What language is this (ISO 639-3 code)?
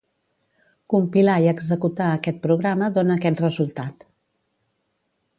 cat